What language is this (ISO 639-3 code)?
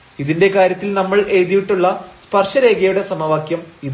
mal